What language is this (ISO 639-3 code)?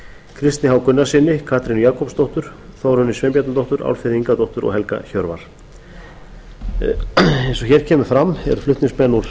isl